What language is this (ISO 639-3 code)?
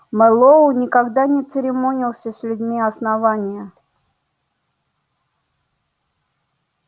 rus